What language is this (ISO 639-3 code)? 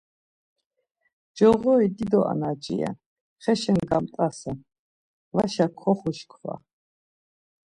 lzz